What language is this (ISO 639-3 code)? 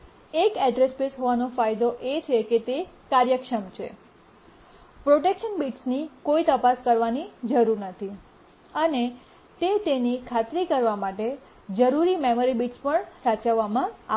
guj